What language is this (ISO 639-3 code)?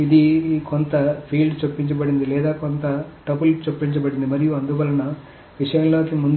tel